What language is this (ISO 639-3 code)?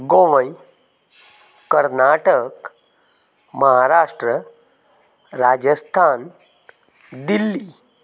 kok